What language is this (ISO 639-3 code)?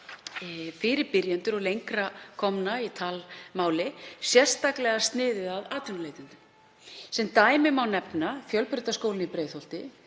isl